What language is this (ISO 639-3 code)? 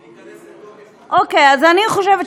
heb